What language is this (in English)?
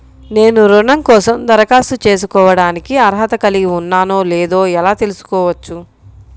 Telugu